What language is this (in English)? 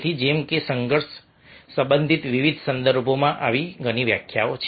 Gujarati